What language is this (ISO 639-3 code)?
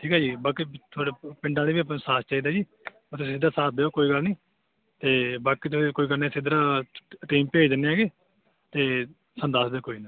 pan